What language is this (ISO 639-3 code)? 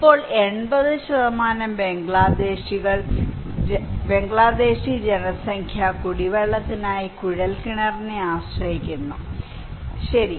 mal